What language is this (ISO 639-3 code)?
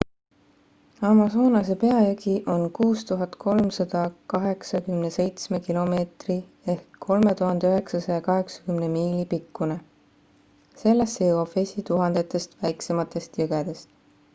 est